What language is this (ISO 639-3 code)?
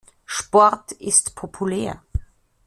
deu